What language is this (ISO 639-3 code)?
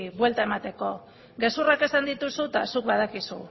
eus